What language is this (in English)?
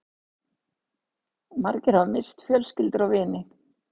Icelandic